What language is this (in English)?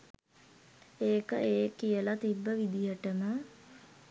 Sinhala